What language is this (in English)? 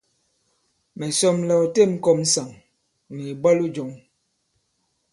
Bankon